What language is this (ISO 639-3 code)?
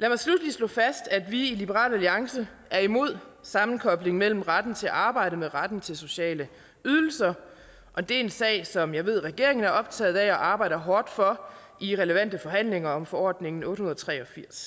dan